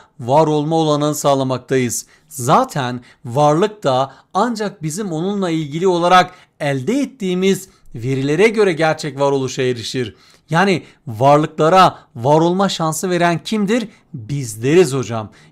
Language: Turkish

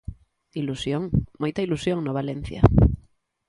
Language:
Galician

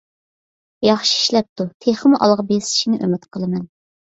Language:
Uyghur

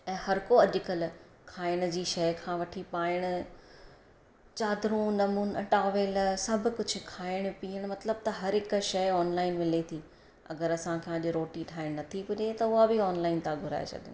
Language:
Sindhi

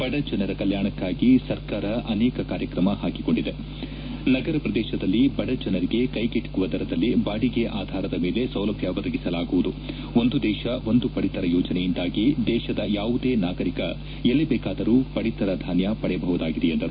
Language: Kannada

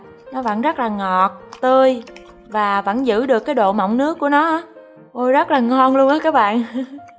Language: Vietnamese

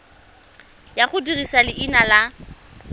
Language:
Tswana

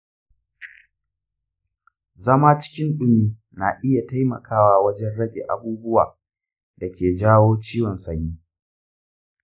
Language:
Hausa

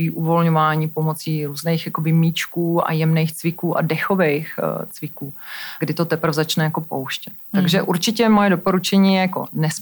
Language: Czech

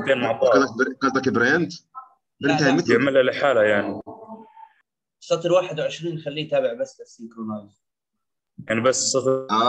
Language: Arabic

